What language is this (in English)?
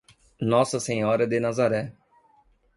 Portuguese